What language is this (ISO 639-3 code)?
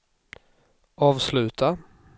swe